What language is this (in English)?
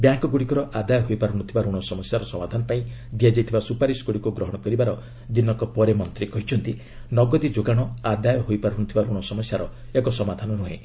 Odia